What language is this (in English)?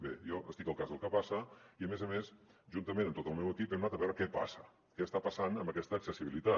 Catalan